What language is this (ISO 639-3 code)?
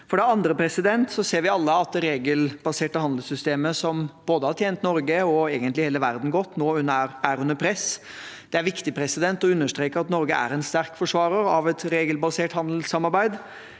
nor